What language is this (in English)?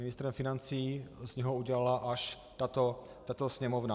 Czech